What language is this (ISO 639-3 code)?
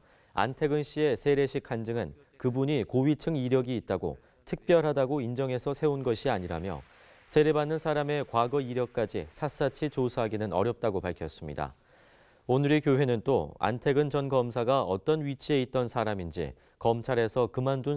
kor